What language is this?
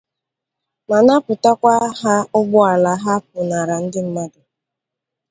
Igbo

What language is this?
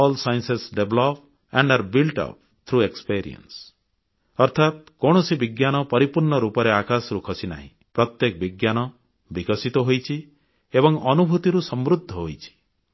Odia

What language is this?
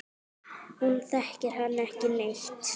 Icelandic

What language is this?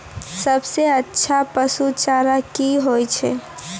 Maithili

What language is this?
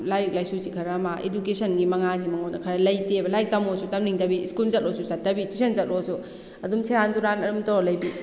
Manipuri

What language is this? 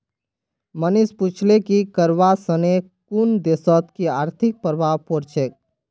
Magahi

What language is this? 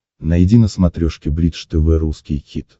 Russian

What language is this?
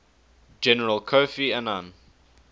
English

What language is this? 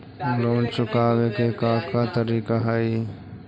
Magahi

